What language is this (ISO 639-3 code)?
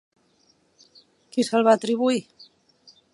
cat